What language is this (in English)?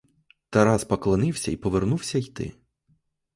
Ukrainian